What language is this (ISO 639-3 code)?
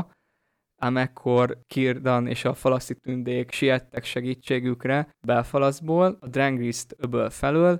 hun